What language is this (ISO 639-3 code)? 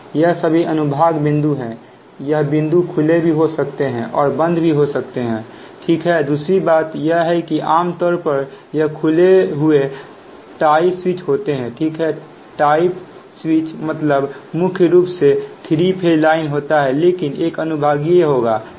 hin